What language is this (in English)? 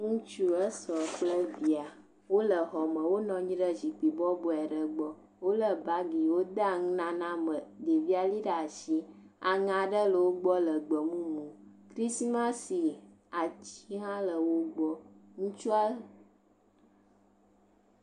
Ewe